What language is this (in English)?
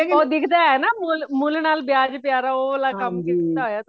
Punjabi